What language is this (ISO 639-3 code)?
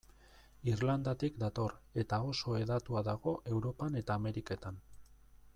eus